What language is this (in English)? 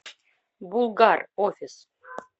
Russian